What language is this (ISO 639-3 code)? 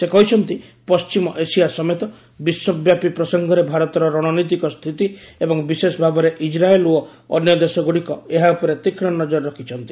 ori